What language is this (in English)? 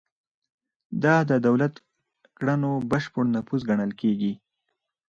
Pashto